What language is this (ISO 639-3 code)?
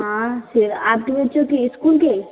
hin